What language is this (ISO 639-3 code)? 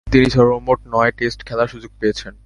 ben